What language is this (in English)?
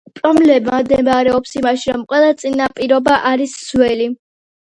Georgian